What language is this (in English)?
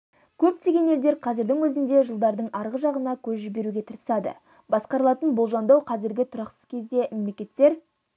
Kazakh